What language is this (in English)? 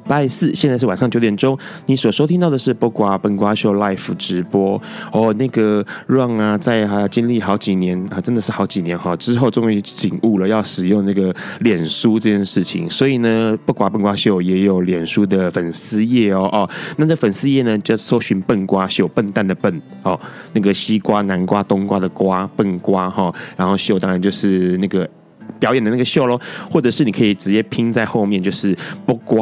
Chinese